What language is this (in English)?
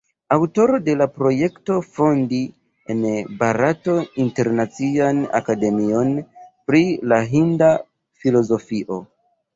Esperanto